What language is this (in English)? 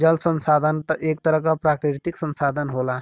Bhojpuri